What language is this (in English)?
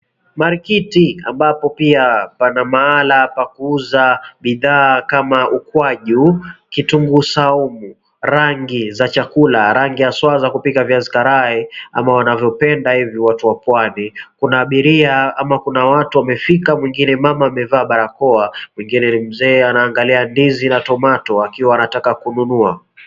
Swahili